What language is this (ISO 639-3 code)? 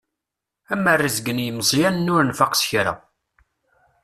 kab